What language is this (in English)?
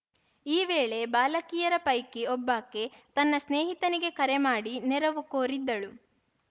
Kannada